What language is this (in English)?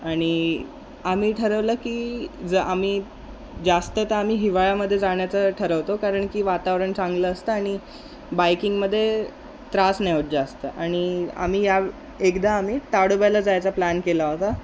Marathi